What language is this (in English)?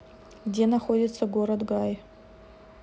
Russian